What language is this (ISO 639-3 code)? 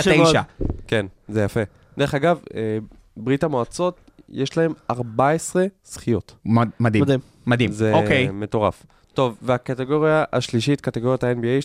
heb